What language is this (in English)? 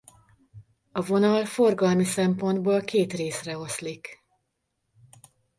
Hungarian